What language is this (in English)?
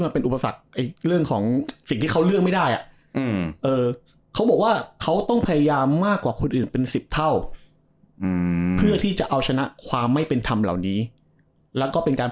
Thai